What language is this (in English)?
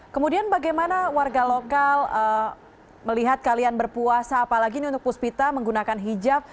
Indonesian